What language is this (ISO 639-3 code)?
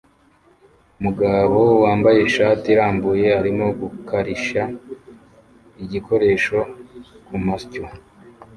kin